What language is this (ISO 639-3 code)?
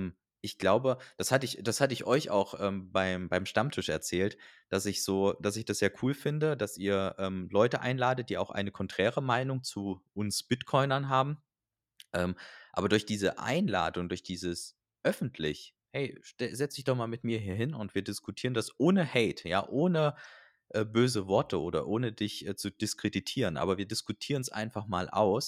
deu